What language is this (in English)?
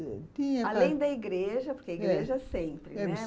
Portuguese